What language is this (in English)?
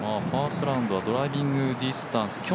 Japanese